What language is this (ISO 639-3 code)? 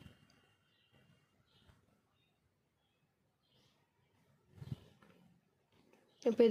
hin